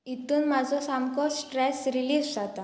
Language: Konkani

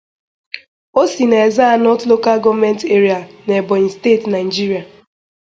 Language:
Igbo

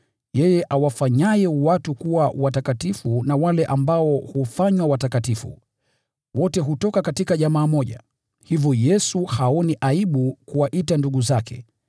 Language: Swahili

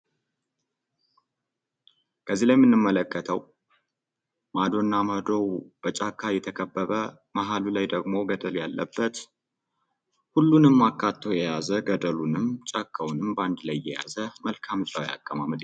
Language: Amharic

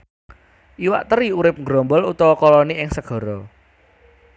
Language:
Javanese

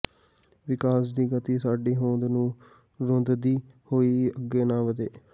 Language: Punjabi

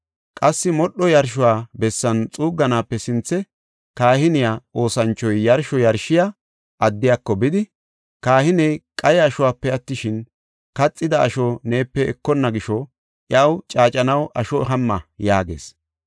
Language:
Gofa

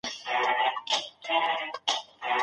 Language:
Pashto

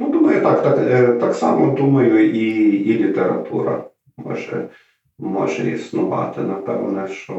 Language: Ukrainian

